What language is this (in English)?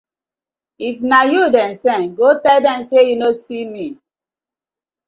Nigerian Pidgin